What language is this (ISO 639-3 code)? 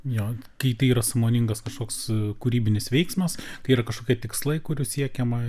lit